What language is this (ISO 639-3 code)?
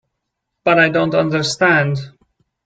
eng